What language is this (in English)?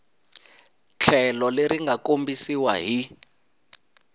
Tsonga